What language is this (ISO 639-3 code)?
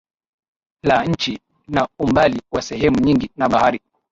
swa